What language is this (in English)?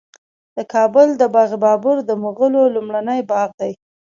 Pashto